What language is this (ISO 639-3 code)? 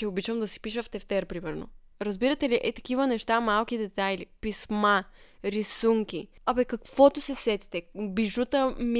bul